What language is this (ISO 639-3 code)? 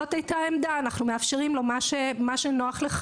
heb